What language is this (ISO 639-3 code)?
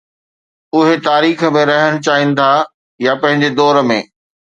snd